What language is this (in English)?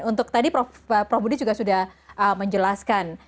Indonesian